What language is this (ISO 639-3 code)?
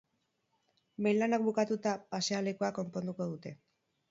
eus